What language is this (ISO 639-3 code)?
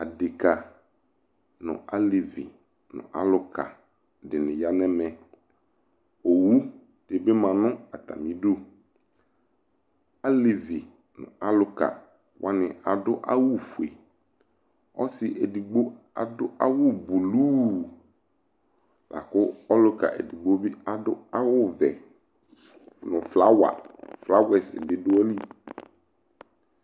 kpo